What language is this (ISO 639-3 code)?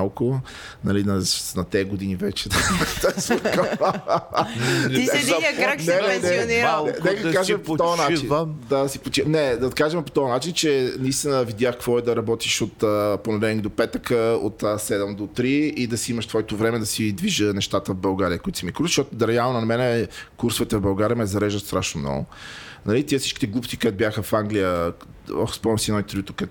bul